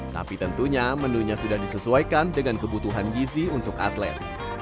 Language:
Indonesian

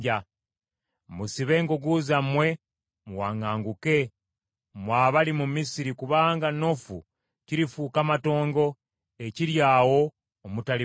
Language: Ganda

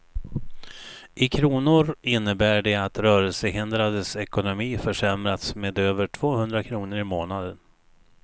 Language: Swedish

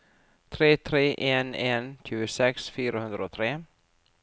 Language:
Norwegian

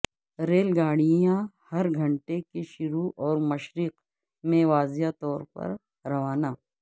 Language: Urdu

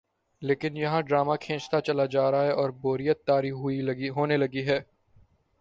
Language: Urdu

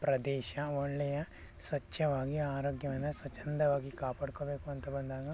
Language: Kannada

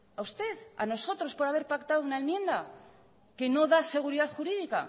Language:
Spanish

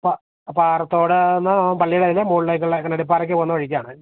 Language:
Malayalam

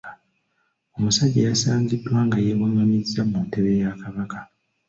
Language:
Ganda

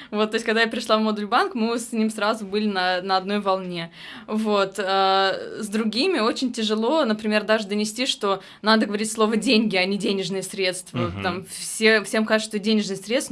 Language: Russian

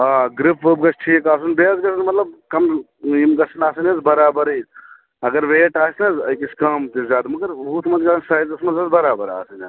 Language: Kashmiri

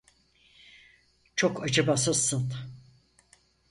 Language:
Turkish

